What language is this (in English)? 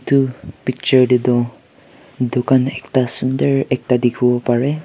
Naga Pidgin